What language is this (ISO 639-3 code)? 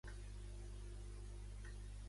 cat